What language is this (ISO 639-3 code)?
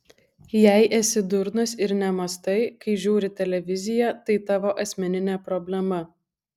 lit